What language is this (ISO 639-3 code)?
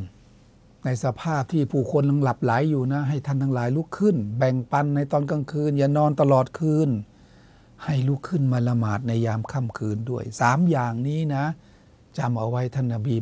tha